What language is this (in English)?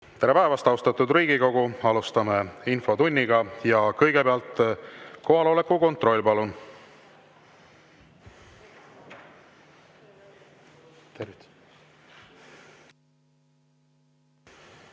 Estonian